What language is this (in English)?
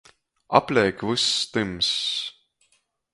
Latgalian